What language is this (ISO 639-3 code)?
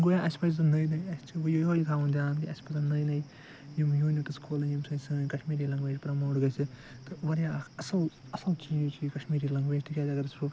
kas